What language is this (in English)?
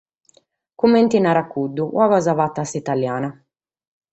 Sardinian